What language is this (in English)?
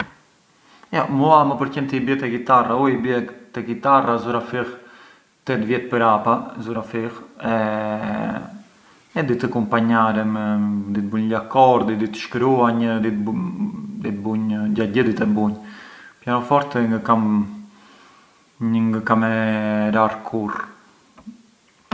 Arbëreshë Albanian